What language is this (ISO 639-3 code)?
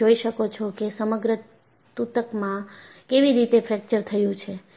guj